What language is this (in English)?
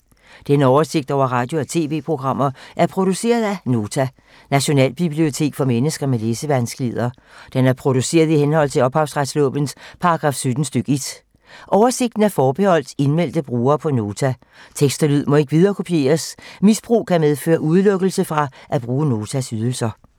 Danish